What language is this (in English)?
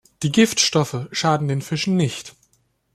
German